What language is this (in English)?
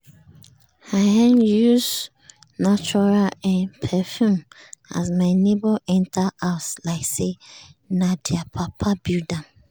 Nigerian Pidgin